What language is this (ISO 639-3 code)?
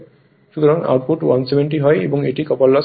ben